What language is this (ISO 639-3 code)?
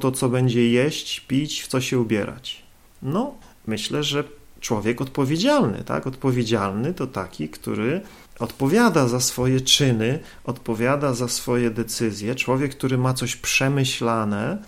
pol